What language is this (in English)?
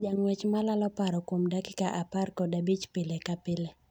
Luo (Kenya and Tanzania)